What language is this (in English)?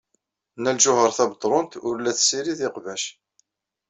Kabyle